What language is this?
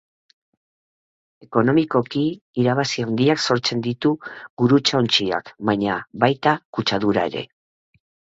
Basque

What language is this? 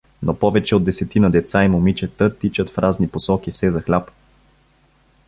Bulgarian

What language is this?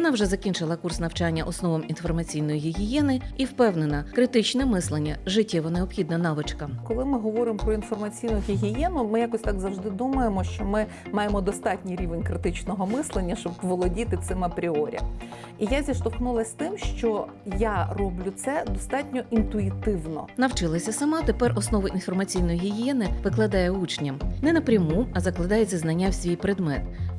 Ukrainian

